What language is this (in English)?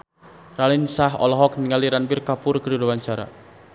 Sundanese